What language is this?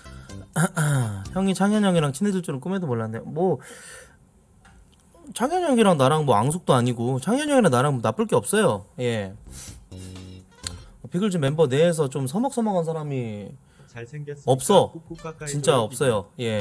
Korean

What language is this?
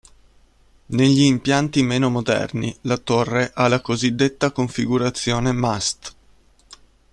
Italian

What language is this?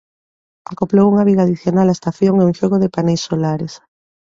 Galician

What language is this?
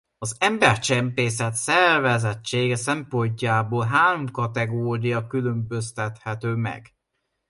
Hungarian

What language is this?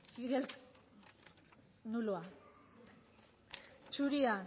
Basque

